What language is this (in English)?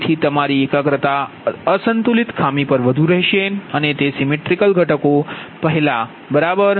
Gujarati